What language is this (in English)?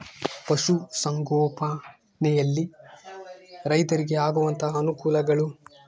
Kannada